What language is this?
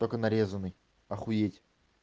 Russian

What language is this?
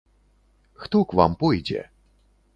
Belarusian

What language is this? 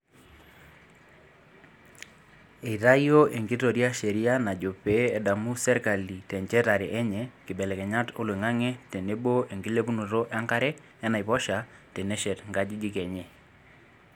Masai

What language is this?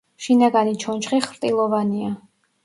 Georgian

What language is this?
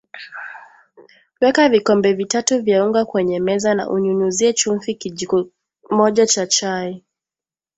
Swahili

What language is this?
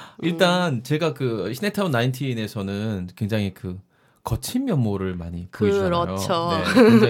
Korean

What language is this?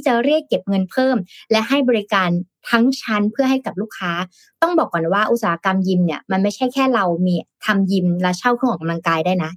Thai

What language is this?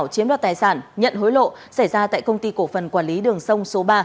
Vietnamese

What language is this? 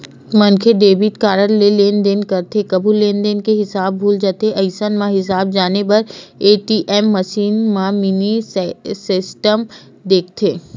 Chhattisgarhi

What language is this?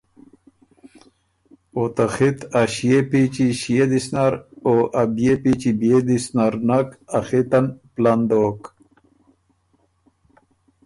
Ormuri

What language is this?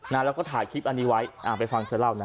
Thai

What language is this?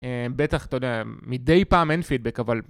Hebrew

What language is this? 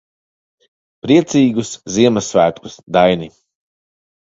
Latvian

